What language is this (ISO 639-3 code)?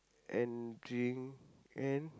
eng